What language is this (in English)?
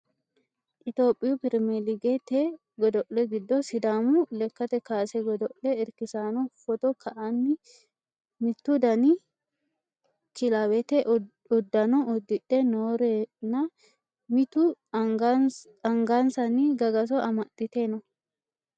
Sidamo